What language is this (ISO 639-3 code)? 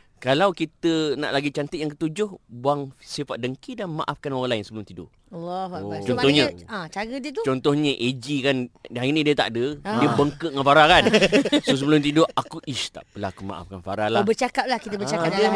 msa